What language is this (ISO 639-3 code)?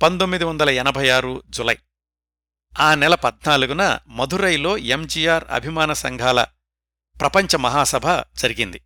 tel